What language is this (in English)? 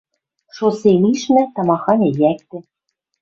Western Mari